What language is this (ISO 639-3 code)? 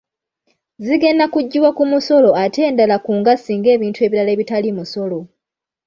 lug